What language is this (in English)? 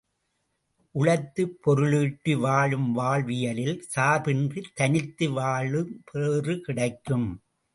Tamil